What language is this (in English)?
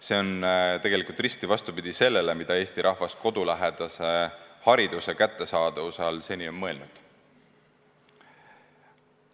Estonian